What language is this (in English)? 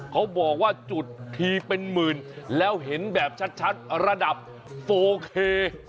Thai